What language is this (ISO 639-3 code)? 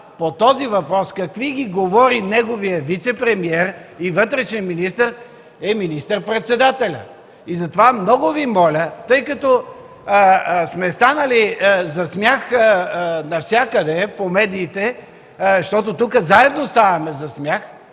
bul